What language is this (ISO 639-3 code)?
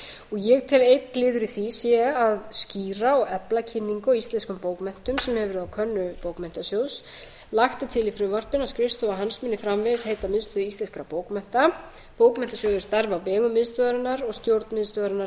isl